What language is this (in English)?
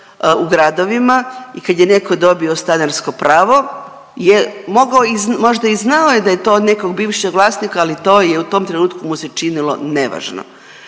Croatian